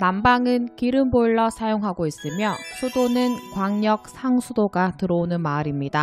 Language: Korean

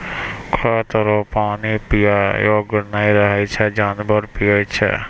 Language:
Maithili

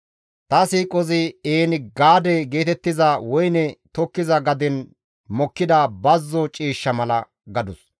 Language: Gamo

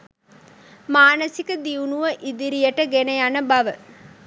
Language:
Sinhala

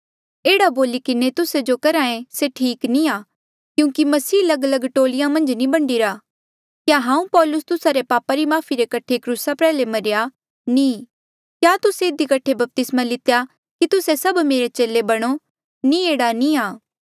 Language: Mandeali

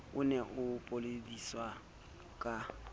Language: Southern Sotho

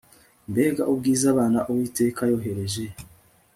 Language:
Kinyarwanda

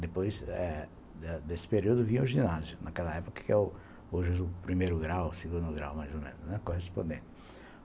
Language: Portuguese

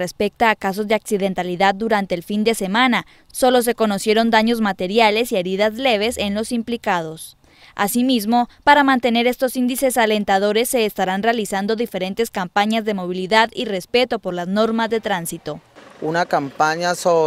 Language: Spanish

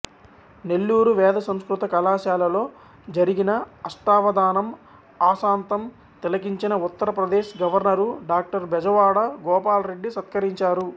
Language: Telugu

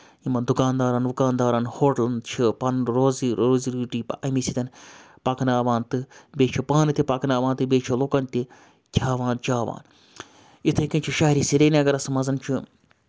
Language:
Kashmiri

